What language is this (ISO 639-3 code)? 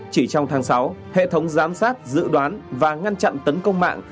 vie